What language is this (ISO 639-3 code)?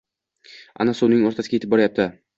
uzb